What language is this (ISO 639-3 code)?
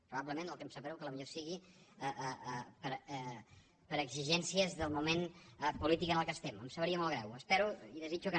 cat